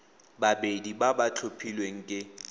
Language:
Tswana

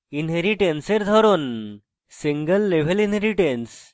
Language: Bangla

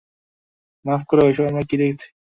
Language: Bangla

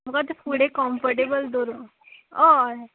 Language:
Konkani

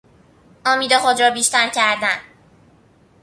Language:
Persian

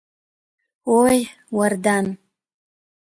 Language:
Abkhazian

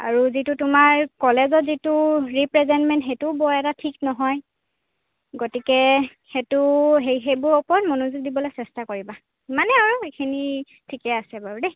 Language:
Assamese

